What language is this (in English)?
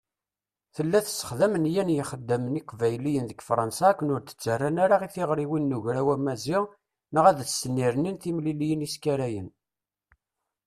Kabyle